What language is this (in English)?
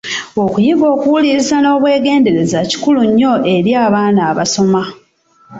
Ganda